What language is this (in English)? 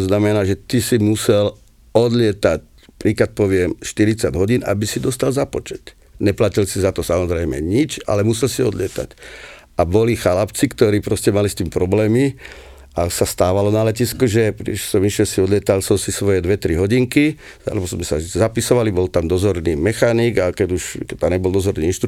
Slovak